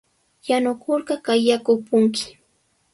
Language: Sihuas Ancash Quechua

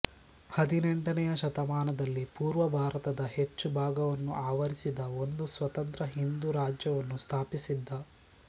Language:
Kannada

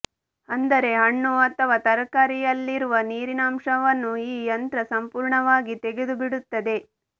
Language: Kannada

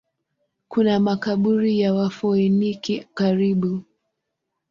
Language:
Swahili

